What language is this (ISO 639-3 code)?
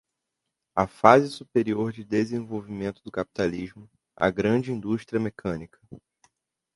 por